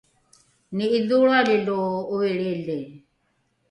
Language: Rukai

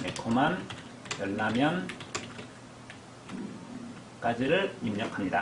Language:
Korean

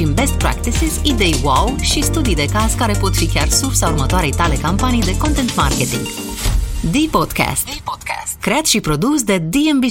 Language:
Romanian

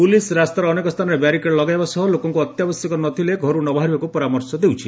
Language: Odia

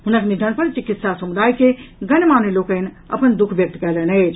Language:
Maithili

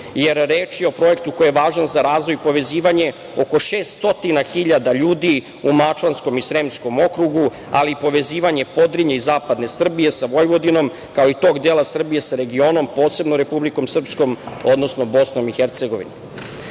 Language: Serbian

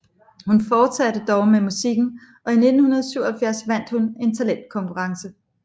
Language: Danish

